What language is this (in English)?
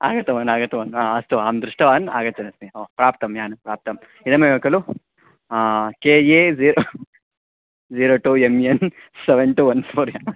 Sanskrit